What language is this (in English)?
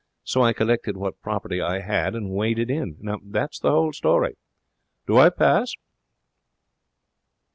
English